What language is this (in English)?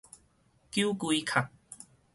Min Nan Chinese